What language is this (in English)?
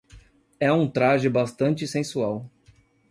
Portuguese